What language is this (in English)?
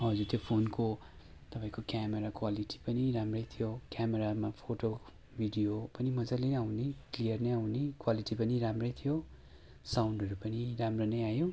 Nepali